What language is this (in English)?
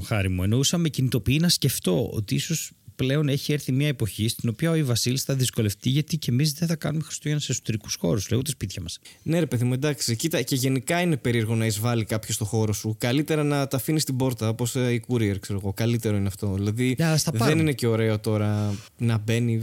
Greek